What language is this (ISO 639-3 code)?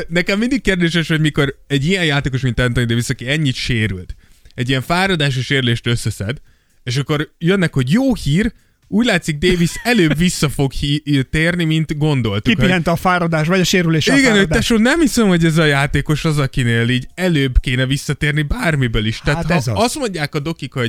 hun